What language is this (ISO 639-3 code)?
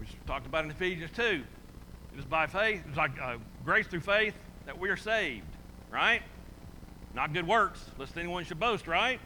eng